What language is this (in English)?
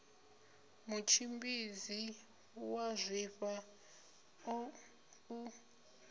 Venda